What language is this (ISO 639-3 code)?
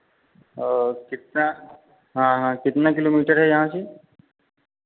hin